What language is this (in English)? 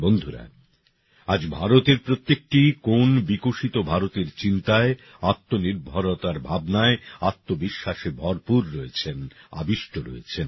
Bangla